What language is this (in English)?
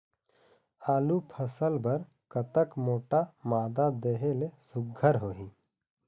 Chhattisgarhi